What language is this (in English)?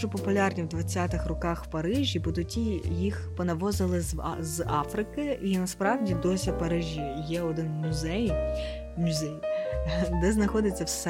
Ukrainian